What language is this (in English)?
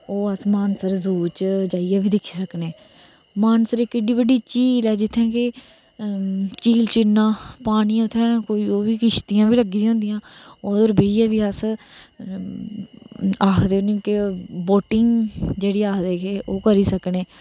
Dogri